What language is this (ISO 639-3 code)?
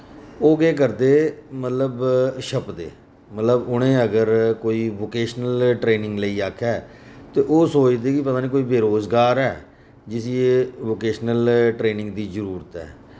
doi